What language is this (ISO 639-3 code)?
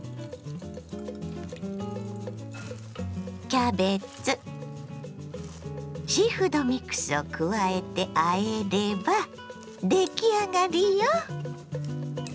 jpn